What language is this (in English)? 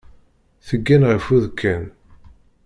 Kabyle